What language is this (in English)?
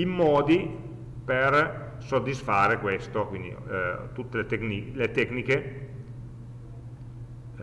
Italian